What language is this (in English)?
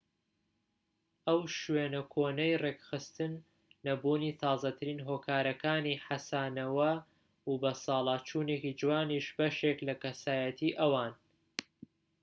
Central Kurdish